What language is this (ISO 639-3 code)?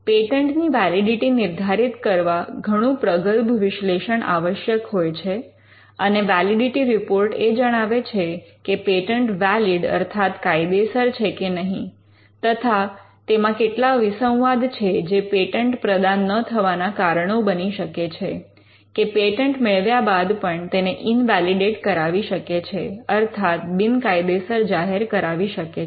guj